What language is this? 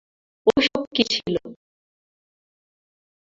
Bangla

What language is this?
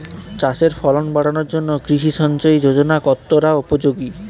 Bangla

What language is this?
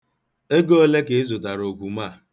Igbo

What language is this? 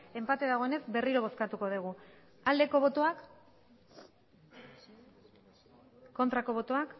Basque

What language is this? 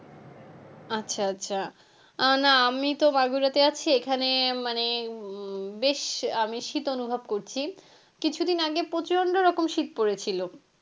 Bangla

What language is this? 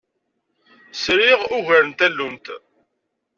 Kabyle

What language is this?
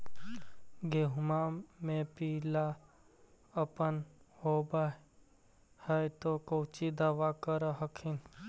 Magahi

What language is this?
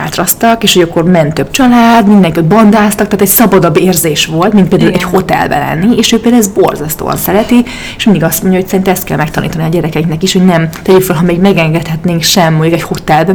Hungarian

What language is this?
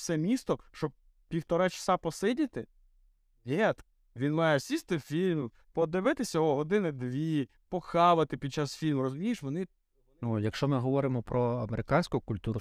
Ukrainian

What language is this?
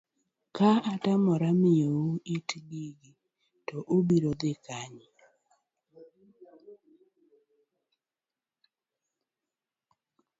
Luo (Kenya and Tanzania)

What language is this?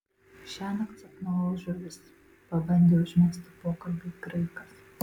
Lithuanian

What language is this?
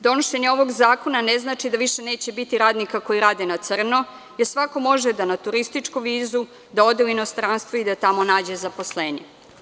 Serbian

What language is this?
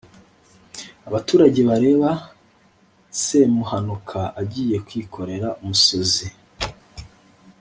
Kinyarwanda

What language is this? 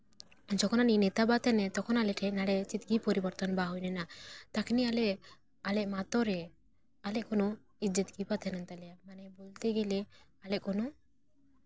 Santali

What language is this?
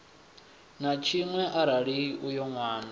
Venda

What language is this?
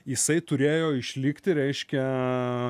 Lithuanian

